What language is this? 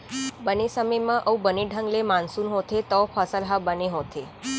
Chhattisgarhi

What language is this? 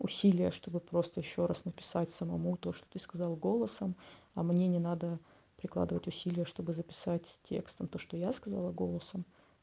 Russian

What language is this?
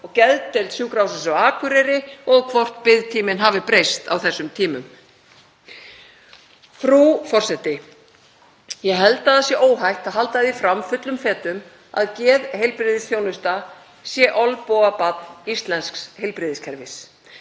Icelandic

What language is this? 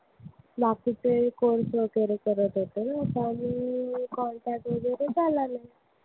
Marathi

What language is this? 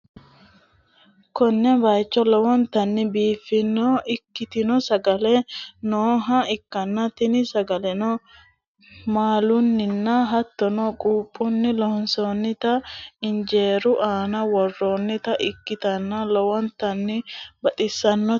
Sidamo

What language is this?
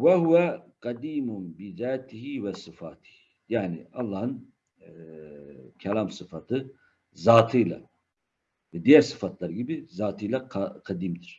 Turkish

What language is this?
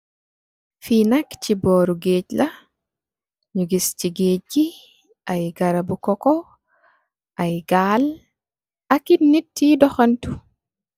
Wolof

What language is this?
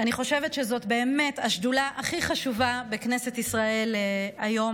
Hebrew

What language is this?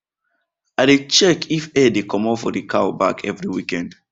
Nigerian Pidgin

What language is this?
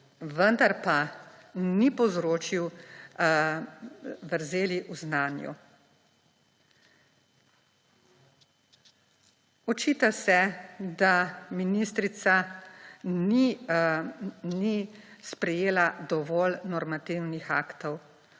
Slovenian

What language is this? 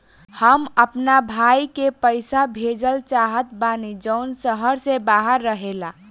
Bhojpuri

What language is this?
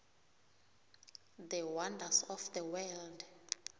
South Ndebele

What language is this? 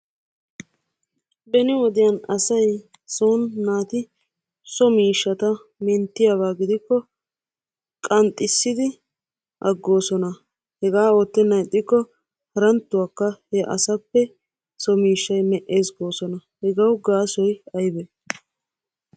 Wolaytta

